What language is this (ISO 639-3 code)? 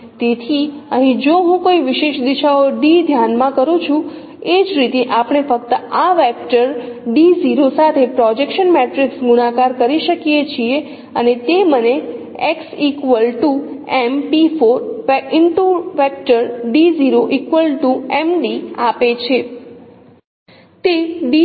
guj